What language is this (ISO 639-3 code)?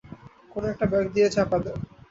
ben